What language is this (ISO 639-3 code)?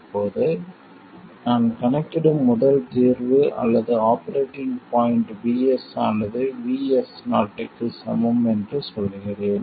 tam